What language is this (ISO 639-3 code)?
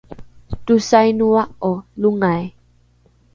dru